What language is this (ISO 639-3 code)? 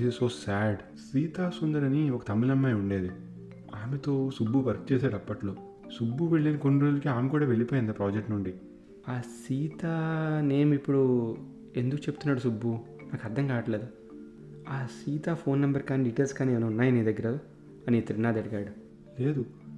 tel